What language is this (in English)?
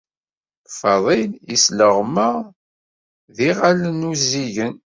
Kabyle